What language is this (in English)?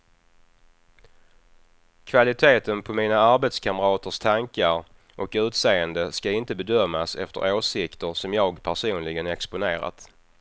Swedish